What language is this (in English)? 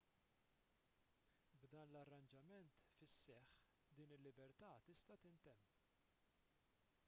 Maltese